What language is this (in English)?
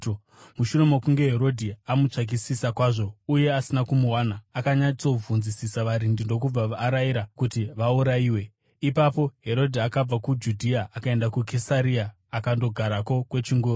Shona